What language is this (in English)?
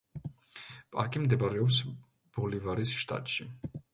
Georgian